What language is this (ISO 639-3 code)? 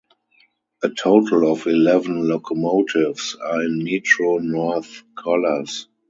eng